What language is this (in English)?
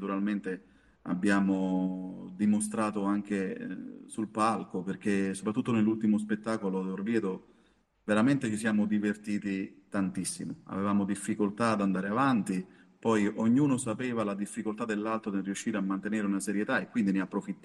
Italian